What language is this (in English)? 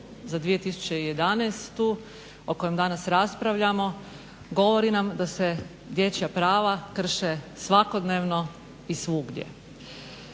Croatian